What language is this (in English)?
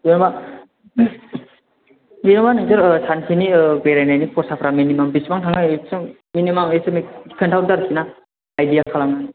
Bodo